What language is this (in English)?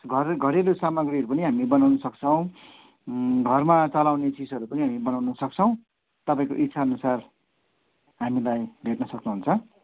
Nepali